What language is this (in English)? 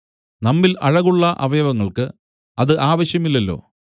Malayalam